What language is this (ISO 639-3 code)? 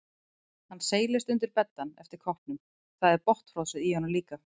isl